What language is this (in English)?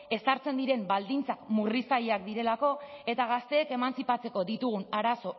Basque